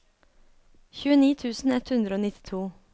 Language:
Norwegian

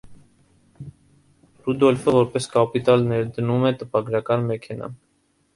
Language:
Armenian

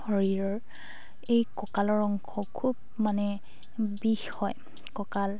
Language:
Assamese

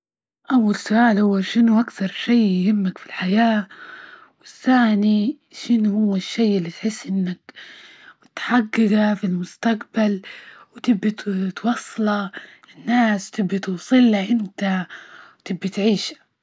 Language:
Libyan Arabic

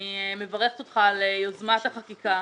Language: Hebrew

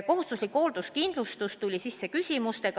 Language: Estonian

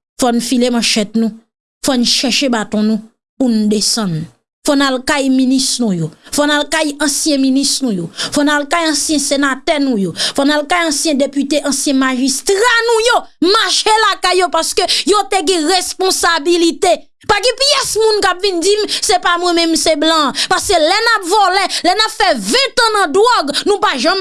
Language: French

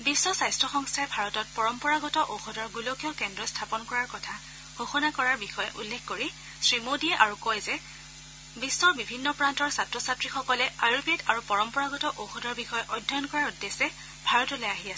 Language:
Assamese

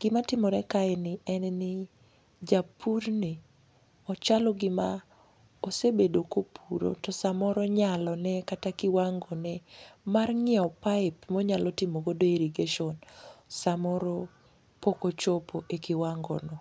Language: Luo (Kenya and Tanzania)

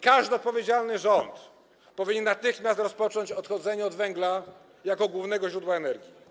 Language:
Polish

